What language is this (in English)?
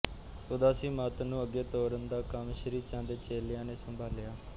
Punjabi